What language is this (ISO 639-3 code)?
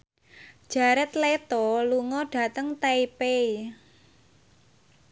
jav